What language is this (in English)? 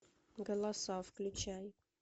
Russian